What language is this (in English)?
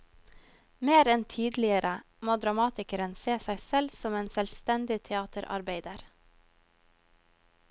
Norwegian